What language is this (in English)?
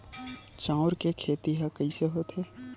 Chhattisgarhi